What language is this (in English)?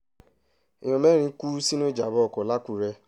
Yoruba